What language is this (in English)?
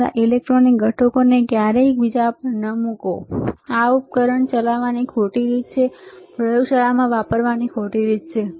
Gujarati